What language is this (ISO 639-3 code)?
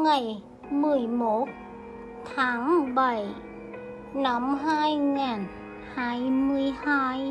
vie